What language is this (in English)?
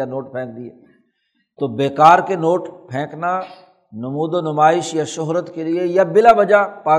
Urdu